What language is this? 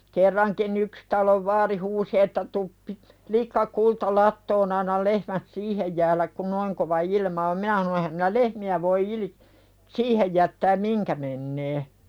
Finnish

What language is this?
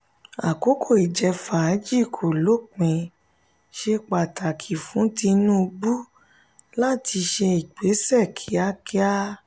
Yoruba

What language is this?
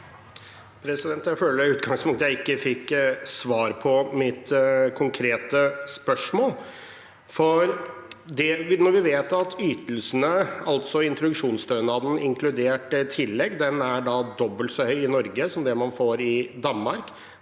Norwegian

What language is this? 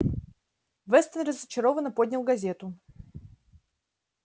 Russian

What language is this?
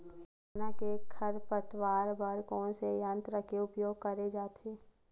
Chhattisgarhi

